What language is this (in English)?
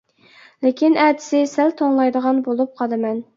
Uyghur